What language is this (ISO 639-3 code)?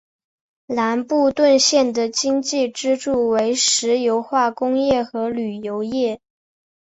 zho